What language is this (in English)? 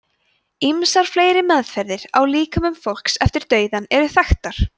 Icelandic